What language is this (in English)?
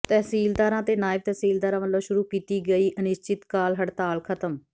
Punjabi